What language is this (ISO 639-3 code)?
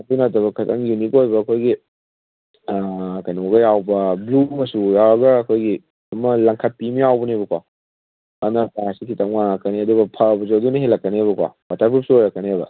mni